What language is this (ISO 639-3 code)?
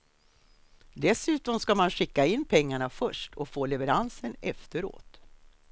swe